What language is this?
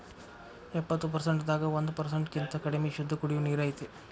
Kannada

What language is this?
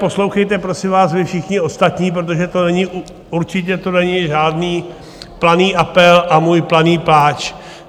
Czech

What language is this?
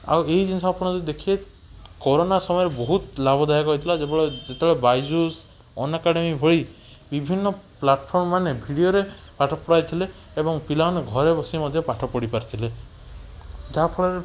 Odia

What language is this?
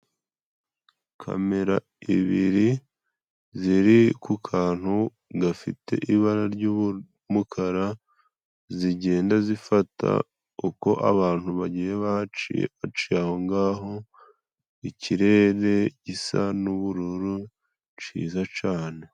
Kinyarwanda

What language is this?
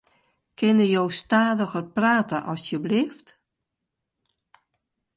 Western Frisian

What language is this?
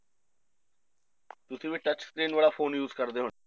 Punjabi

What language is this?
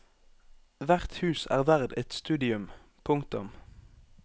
Norwegian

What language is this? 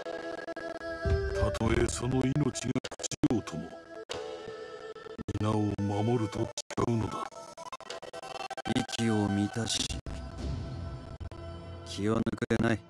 Japanese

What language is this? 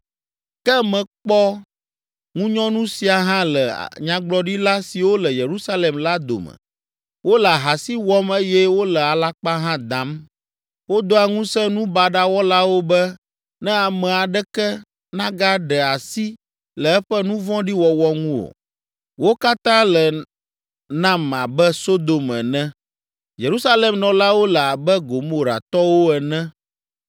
Ewe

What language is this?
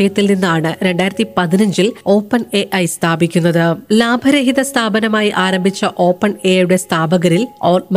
Malayalam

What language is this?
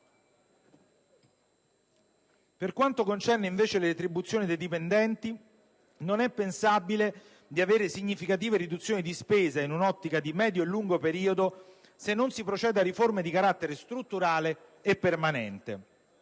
Italian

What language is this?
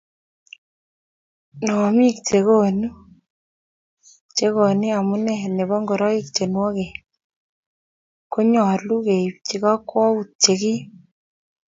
Kalenjin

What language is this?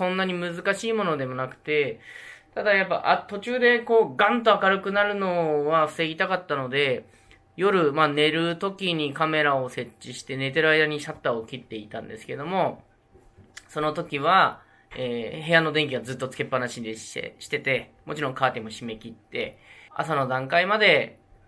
Japanese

